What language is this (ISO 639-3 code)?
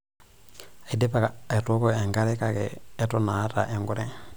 mas